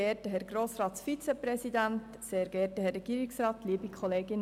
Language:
Swiss German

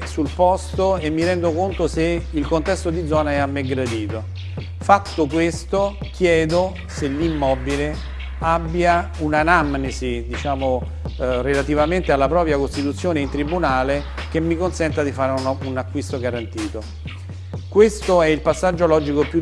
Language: Italian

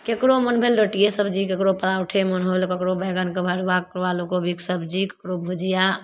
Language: Maithili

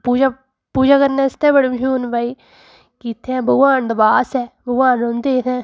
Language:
Dogri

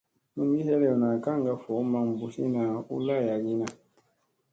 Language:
Musey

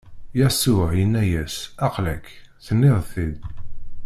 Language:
Kabyle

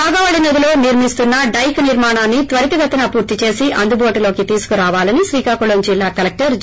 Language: Telugu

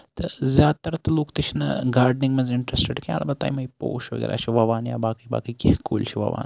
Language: Kashmiri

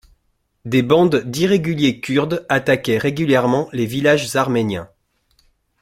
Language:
French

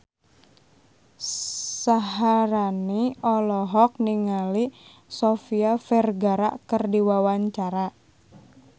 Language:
Sundanese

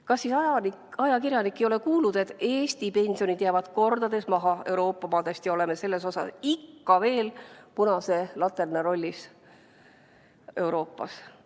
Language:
Estonian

